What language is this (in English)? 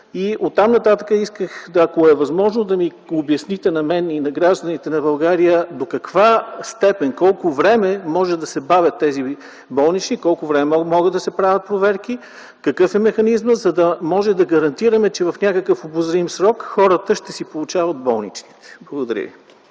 Bulgarian